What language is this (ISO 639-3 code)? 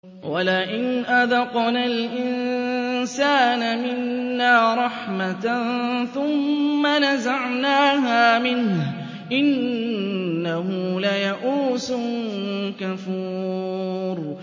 ara